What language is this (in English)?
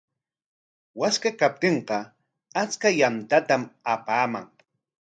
Corongo Ancash Quechua